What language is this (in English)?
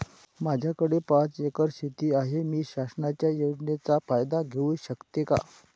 Marathi